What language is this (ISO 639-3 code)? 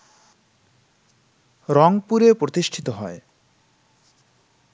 ben